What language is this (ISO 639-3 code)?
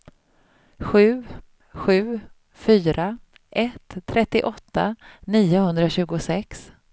swe